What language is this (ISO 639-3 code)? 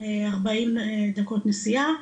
heb